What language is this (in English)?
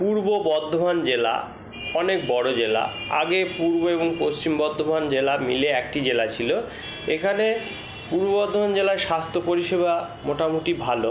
Bangla